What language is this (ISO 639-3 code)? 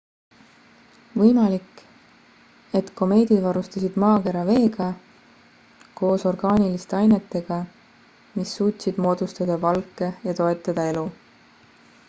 est